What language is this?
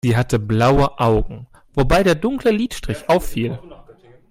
German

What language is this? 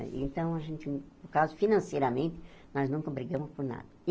Portuguese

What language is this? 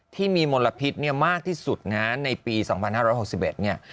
Thai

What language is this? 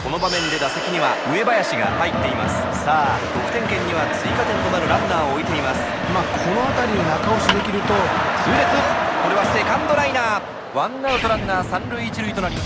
Japanese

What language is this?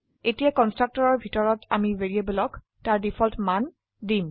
Assamese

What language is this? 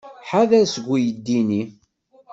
Kabyle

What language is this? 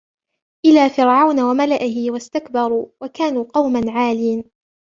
Arabic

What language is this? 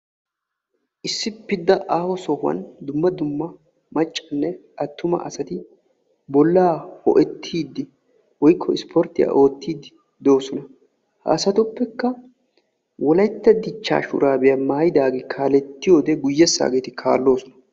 Wolaytta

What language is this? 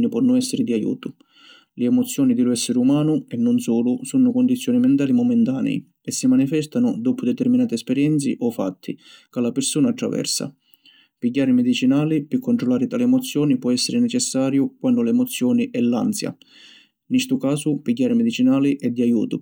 Sicilian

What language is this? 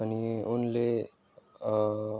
Nepali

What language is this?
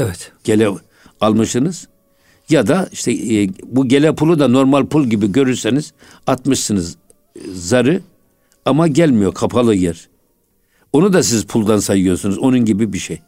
Turkish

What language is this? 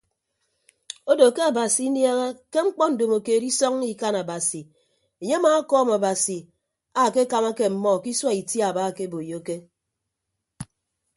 Ibibio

